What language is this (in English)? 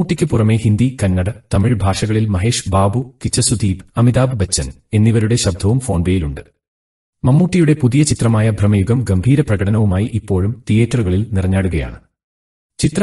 Malayalam